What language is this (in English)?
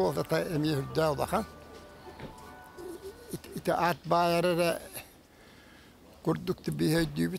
Arabic